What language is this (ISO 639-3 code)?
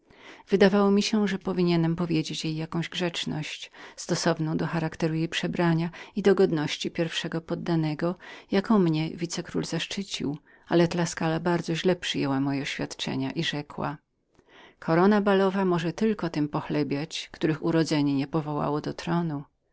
pol